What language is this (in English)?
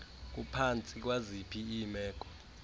Xhosa